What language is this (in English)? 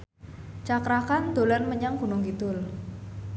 Javanese